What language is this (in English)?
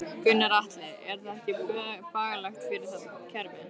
Icelandic